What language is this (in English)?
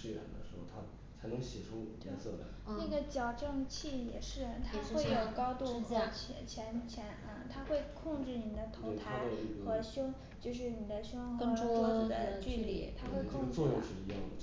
Chinese